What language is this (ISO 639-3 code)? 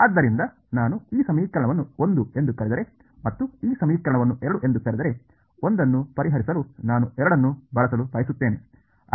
kan